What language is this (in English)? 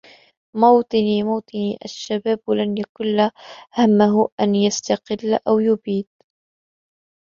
Arabic